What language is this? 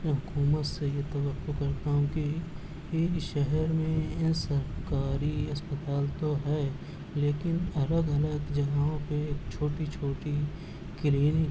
Urdu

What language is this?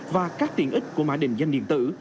Vietnamese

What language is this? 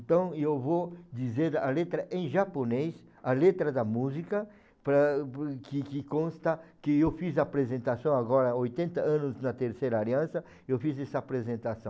Portuguese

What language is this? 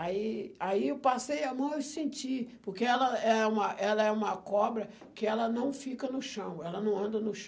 Portuguese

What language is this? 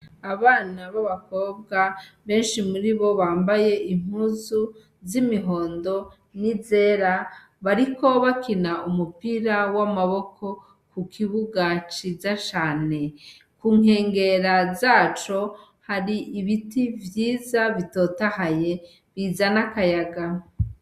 Rundi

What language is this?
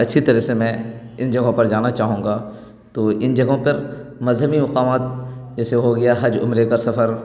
Urdu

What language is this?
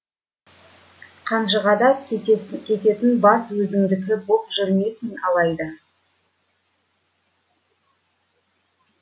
Kazakh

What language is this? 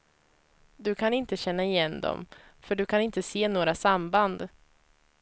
Swedish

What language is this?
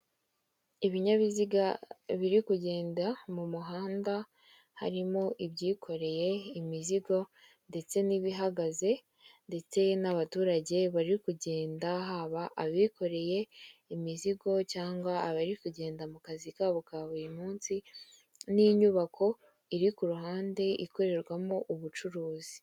Kinyarwanda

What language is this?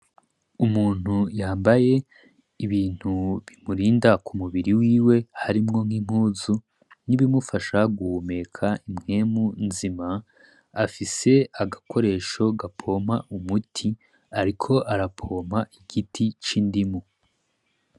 Rundi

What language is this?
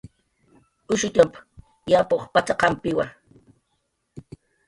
Jaqaru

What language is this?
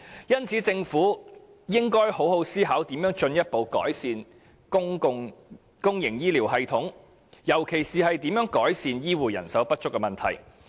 Cantonese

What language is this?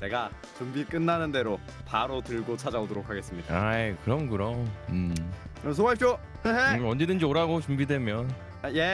Korean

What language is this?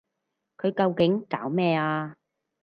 Cantonese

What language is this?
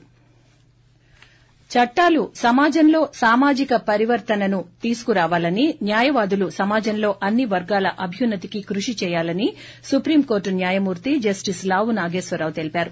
Telugu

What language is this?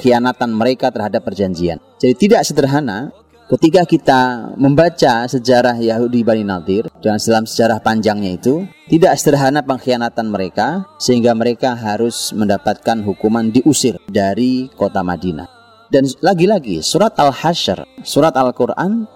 Indonesian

